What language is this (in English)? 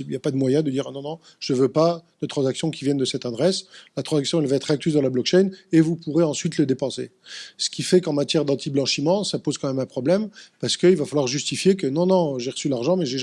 French